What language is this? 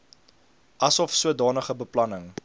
Afrikaans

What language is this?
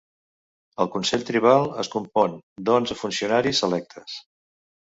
Catalan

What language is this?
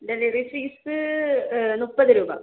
Malayalam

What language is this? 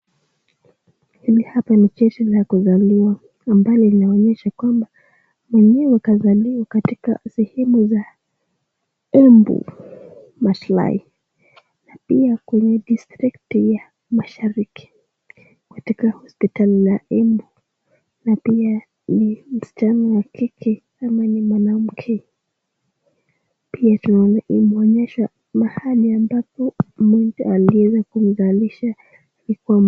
Swahili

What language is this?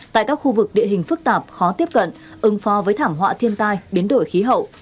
Vietnamese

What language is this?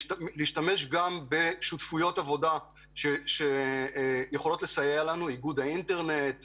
Hebrew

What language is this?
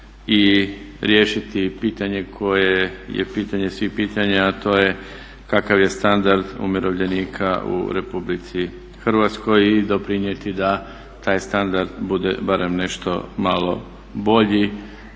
Croatian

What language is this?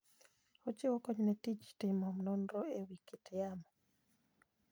Luo (Kenya and Tanzania)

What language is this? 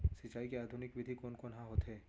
Chhattisgarhi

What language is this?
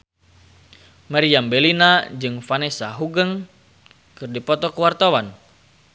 Sundanese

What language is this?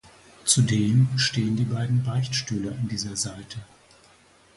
German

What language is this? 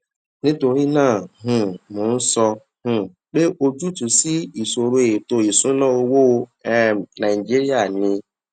Yoruba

